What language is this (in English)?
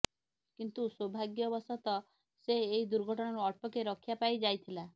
Odia